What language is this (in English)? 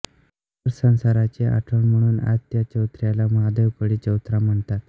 Marathi